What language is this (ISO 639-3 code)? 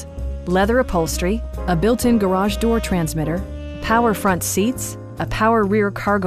eng